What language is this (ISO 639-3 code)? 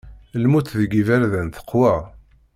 kab